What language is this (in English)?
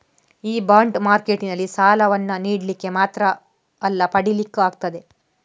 Kannada